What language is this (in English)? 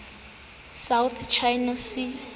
Southern Sotho